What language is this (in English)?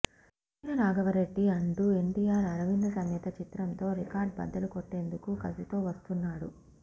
Telugu